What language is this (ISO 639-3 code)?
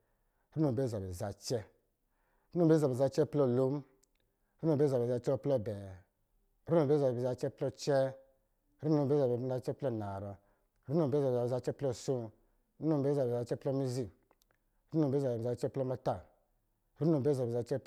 mgi